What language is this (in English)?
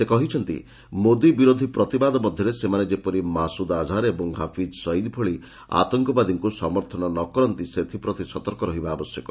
Odia